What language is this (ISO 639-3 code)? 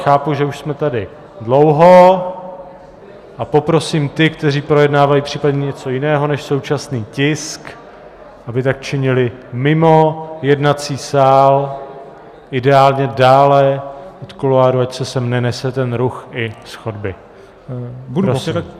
ces